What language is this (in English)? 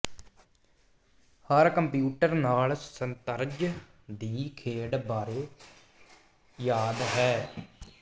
Punjabi